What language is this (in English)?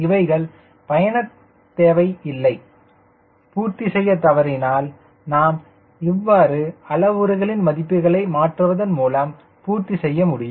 Tamil